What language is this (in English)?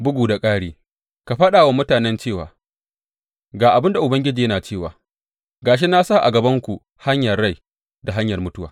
Hausa